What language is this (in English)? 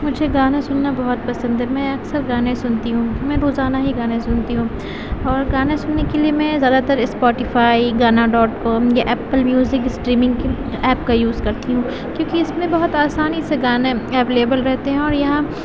Urdu